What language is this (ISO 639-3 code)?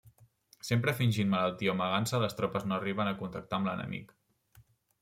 cat